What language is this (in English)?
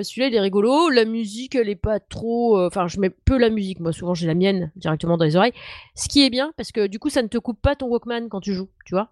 French